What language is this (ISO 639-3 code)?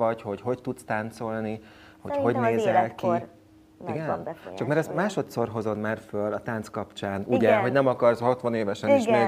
hun